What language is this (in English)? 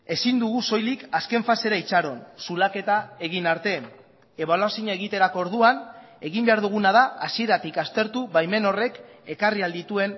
Basque